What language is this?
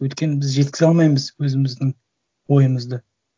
Kazakh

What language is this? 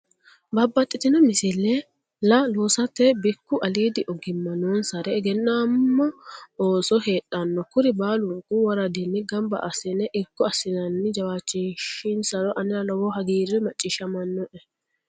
Sidamo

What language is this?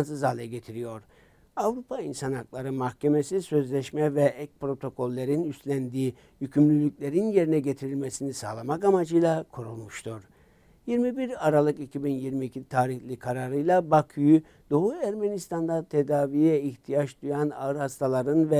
Turkish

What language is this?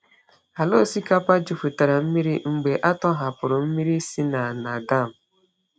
Igbo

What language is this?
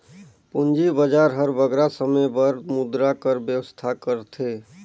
Chhattisgarhi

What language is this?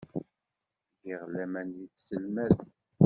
Kabyle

